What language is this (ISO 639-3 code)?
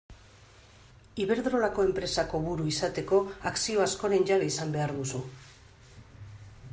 eus